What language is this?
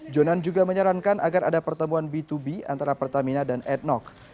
Indonesian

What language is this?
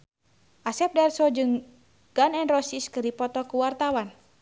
Sundanese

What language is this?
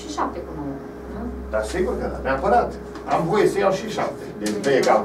Romanian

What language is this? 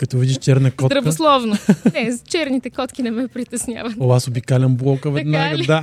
Bulgarian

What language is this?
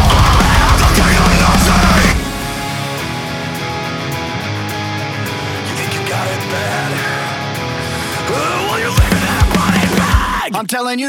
Ukrainian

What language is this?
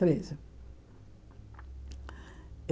Portuguese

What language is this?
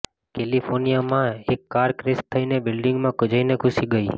Gujarati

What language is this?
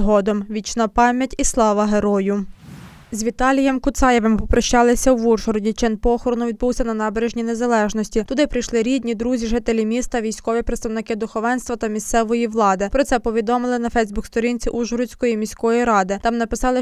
Ukrainian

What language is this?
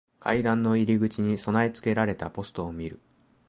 Japanese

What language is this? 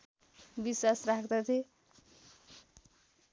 Nepali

